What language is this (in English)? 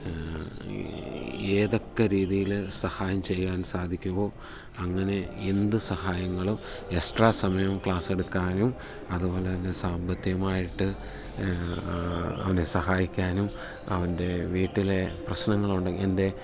Malayalam